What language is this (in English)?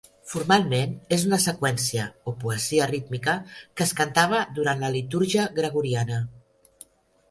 Catalan